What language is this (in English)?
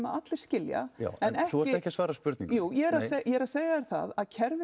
Icelandic